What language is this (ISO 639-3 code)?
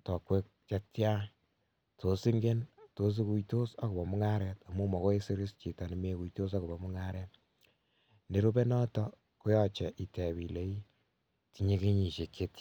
kln